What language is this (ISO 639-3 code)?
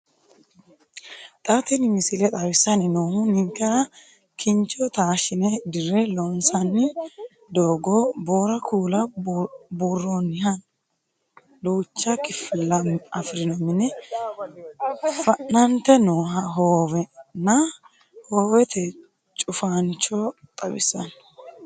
sid